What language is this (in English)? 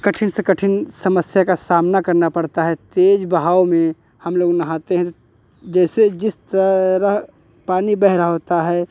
Hindi